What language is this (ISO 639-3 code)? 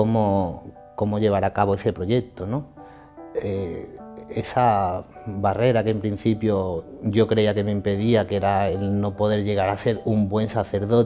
spa